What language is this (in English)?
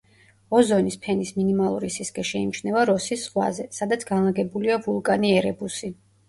Georgian